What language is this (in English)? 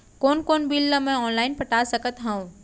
Chhattisgarhi